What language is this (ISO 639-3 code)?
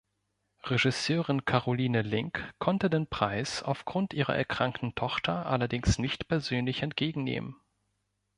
deu